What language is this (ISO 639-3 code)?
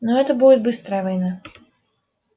rus